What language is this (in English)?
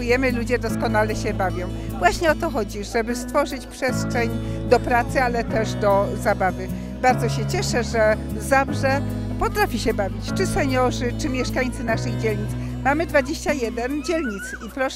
Polish